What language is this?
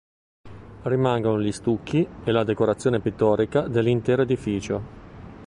Italian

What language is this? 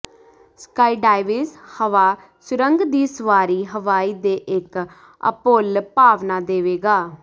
Punjabi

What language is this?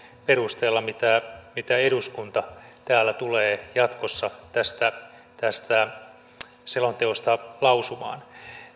Finnish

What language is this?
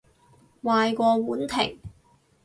Cantonese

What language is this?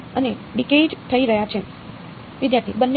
Gujarati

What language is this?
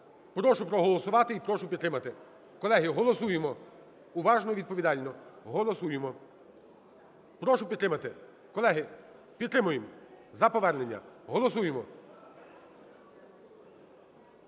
Ukrainian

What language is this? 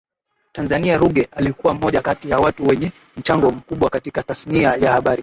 Swahili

